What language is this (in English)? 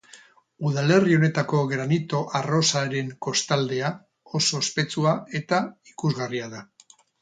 Basque